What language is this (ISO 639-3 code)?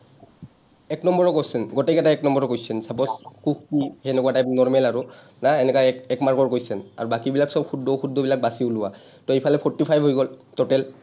asm